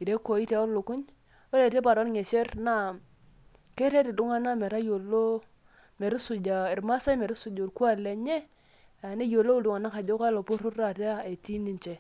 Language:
Masai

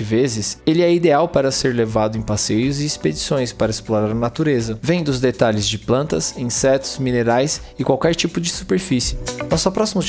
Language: Portuguese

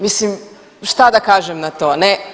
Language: Croatian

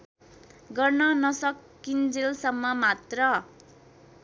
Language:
Nepali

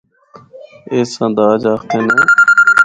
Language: Northern Hindko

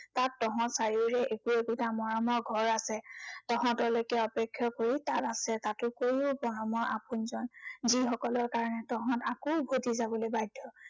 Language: Assamese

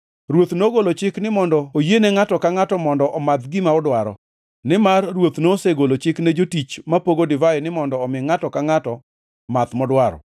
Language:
Luo (Kenya and Tanzania)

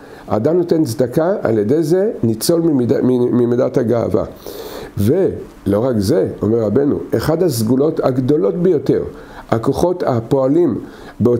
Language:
Hebrew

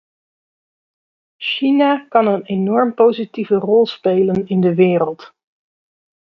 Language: Dutch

